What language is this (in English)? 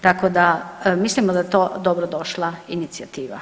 Croatian